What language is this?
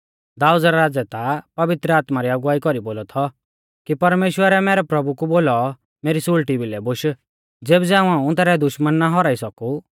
Mahasu Pahari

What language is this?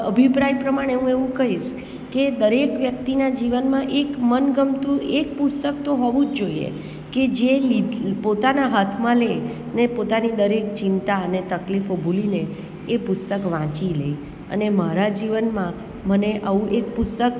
Gujarati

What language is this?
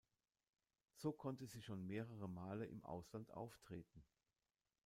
German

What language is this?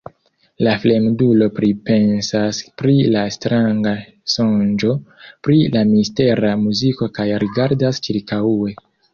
Esperanto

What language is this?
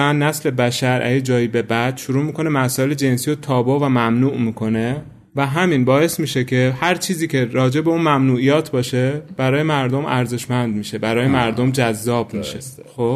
Persian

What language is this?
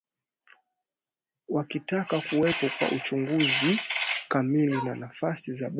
Swahili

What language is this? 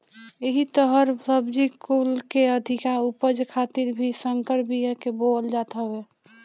Bhojpuri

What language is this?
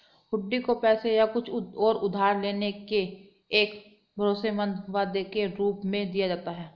Hindi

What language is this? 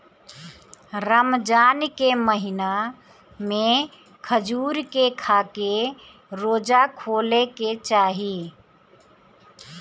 Bhojpuri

